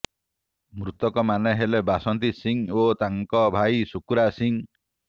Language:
Odia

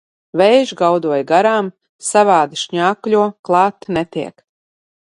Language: Latvian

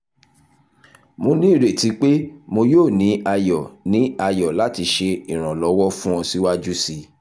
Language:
Yoruba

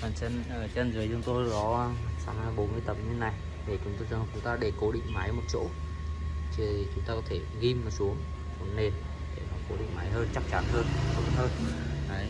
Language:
Vietnamese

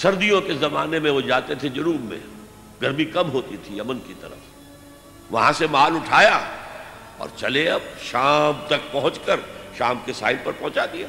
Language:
Urdu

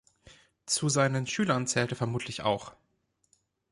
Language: German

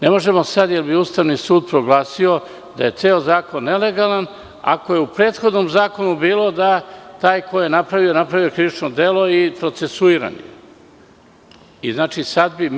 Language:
Serbian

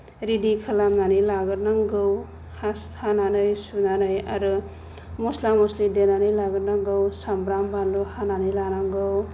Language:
Bodo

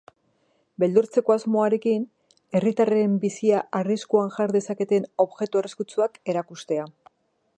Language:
Basque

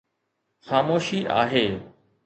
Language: Sindhi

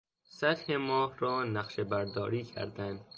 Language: Persian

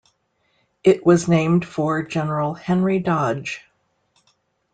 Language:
English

